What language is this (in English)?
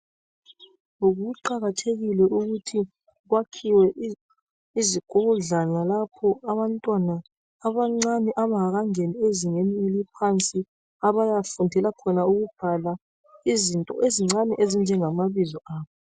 North Ndebele